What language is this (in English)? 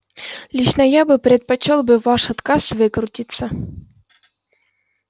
Russian